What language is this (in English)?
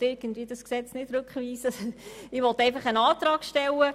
Swiss German